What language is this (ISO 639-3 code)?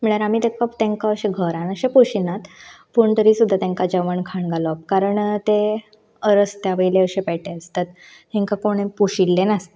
kok